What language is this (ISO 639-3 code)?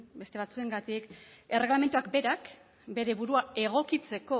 eus